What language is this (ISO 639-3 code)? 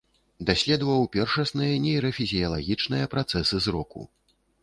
bel